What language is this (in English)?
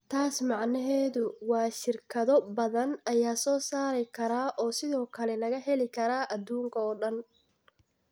Somali